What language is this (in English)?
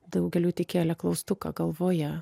Lithuanian